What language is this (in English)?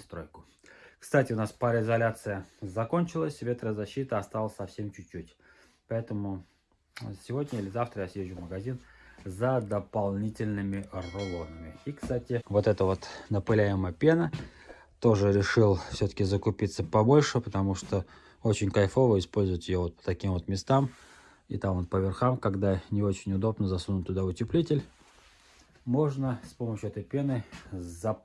Russian